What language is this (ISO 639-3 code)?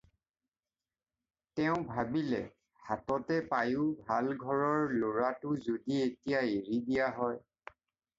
asm